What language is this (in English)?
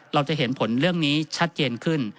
Thai